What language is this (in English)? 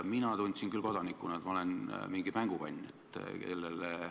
Estonian